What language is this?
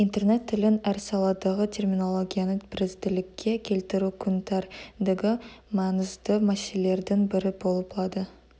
Kazakh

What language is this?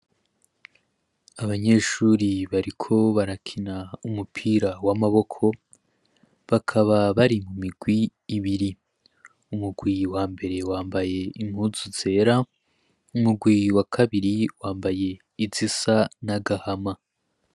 Rundi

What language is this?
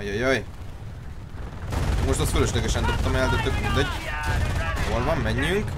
Hungarian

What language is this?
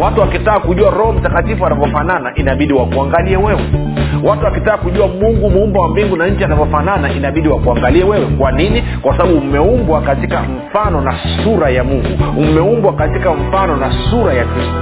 Swahili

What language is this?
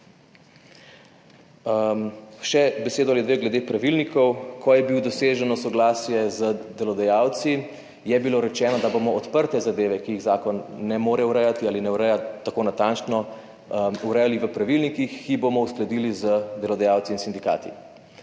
Slovenian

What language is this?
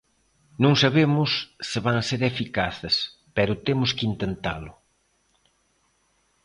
Galician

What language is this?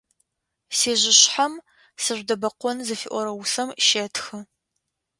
Adyghe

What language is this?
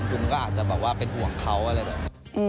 Thai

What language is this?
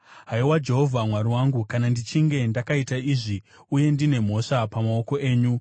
Shona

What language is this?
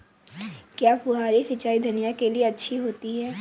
Hindi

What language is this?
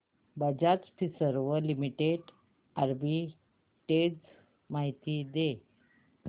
Marathi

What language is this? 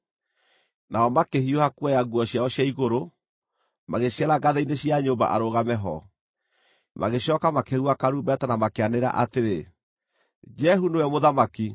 Kikuyu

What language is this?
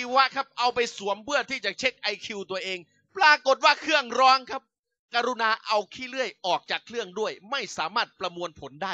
Thai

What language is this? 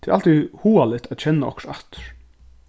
Faroese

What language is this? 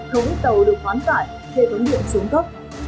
Vietnamese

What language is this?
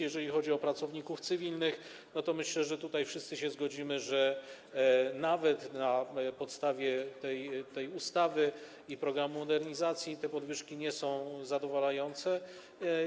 Polish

